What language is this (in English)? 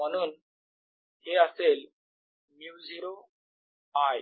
Marathi